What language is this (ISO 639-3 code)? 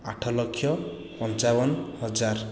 ori